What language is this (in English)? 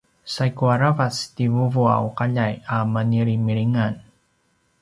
Paiwan